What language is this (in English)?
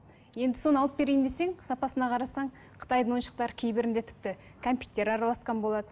Kazakh